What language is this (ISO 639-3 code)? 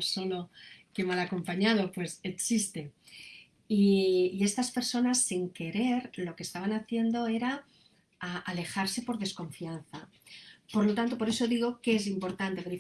spa